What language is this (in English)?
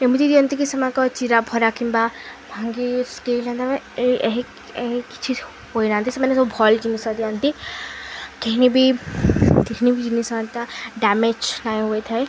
Odia